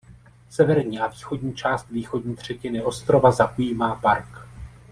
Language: Czech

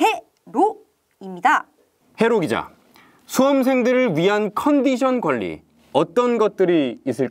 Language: Korean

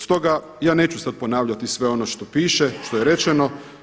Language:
Croatian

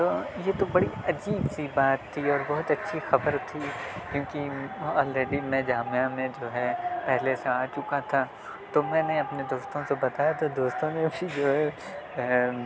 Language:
Urdu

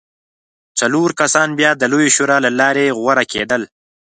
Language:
Pashto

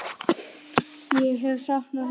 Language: Icelandic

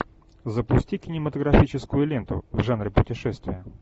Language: Russian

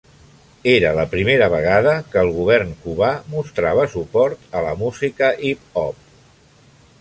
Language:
Catalan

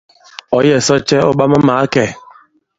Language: Bankon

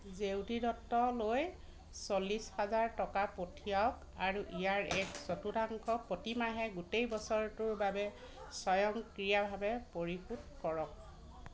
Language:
Assamese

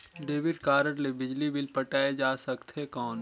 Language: Chhattisgarhi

